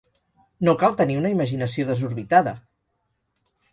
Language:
Catalan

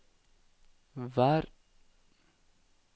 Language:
Norwegian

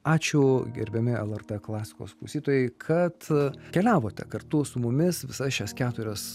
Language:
Lithuanian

